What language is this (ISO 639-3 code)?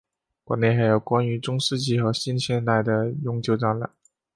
zho